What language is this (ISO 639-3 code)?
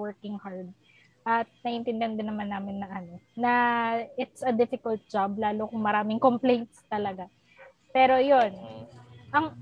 fil